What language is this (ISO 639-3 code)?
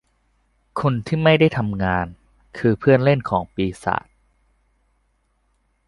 tha